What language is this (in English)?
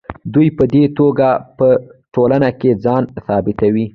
Pashto